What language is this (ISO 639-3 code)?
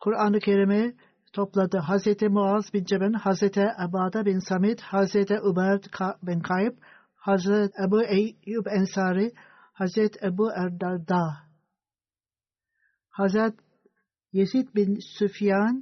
tur